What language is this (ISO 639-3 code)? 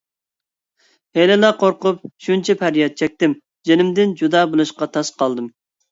uig